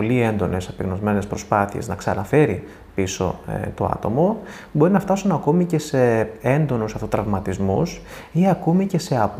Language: Greek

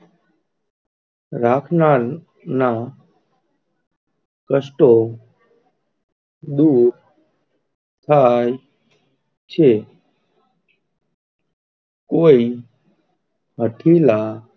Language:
Gujarati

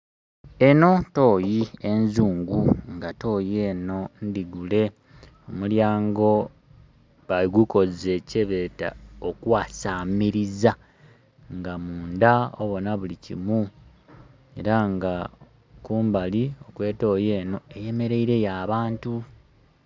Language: Soga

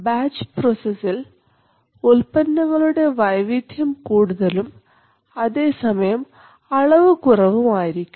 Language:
Malayalam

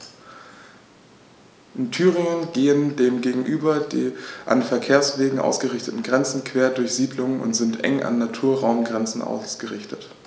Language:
German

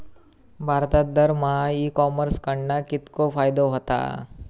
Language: Marathi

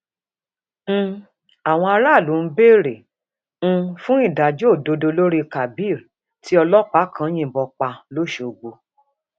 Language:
Yoruba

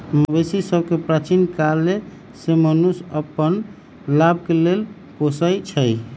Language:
Magahi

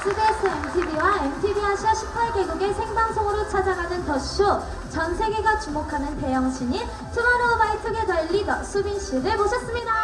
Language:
Korean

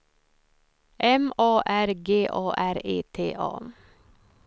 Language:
Swedish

